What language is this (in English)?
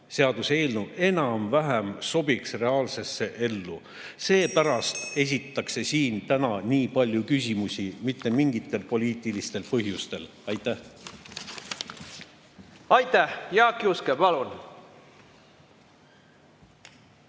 Estonian